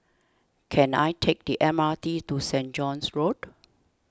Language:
English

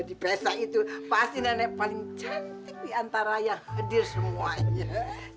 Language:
Indonesian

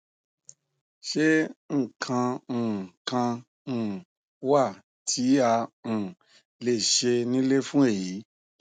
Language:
Yoruba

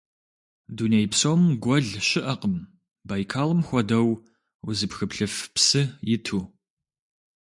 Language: Kabardian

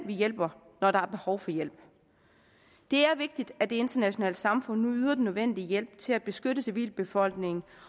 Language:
Danish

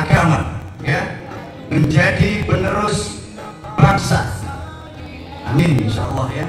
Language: Indonesian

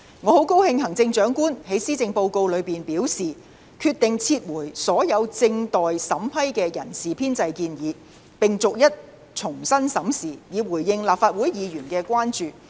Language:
Cantonese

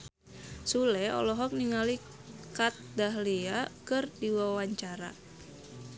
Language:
Sundanese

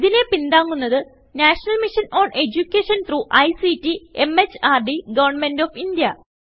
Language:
Malayalam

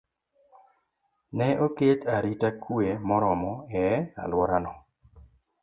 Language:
Luo (Kenya and Tanzania)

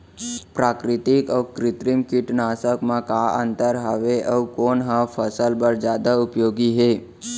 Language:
Chhattisgarhi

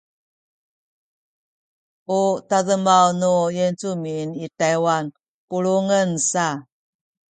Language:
Sakizaya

